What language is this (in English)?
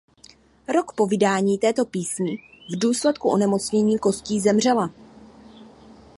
Czech